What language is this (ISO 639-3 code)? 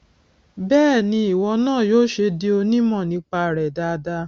yor